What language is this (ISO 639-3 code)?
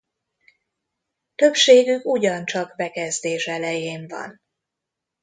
hun